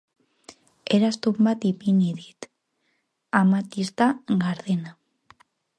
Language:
Basque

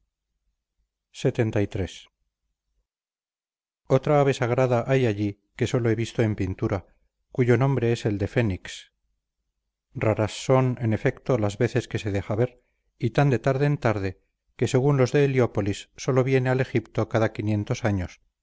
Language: Spanish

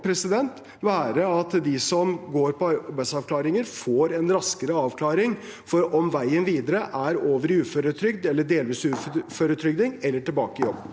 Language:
Norwegian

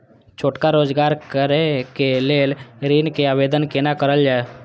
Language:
Maithili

